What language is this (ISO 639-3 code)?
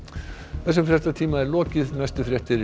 isl